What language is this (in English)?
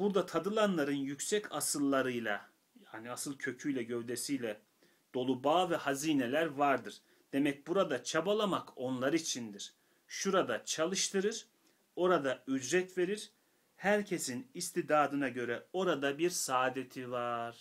Turkish